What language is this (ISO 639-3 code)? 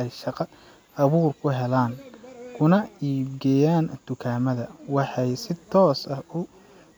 som